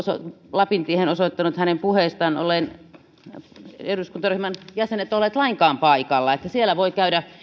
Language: Finnish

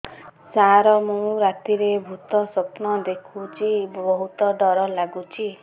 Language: Odia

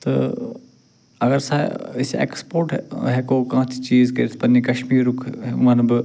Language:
Kashmiri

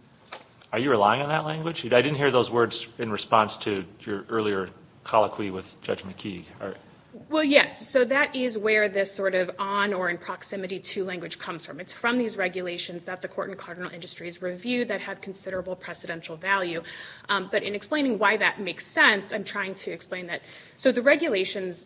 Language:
English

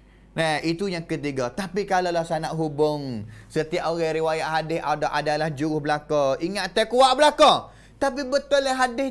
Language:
Malay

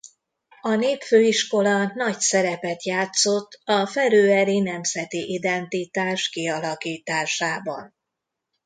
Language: Hungarian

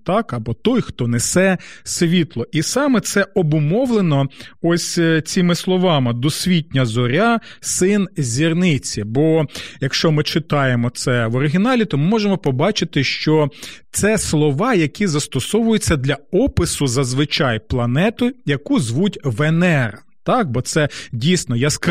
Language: Ukrainian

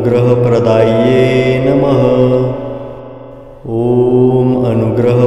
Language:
Romanian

